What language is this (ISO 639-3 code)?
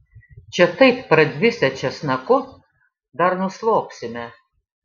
lit